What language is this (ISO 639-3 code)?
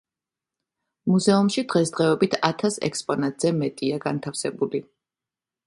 kat